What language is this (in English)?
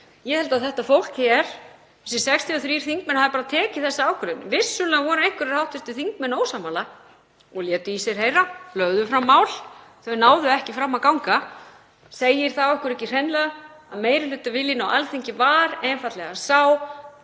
Icelandic